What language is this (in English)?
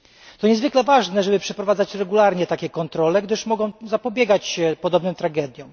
Polish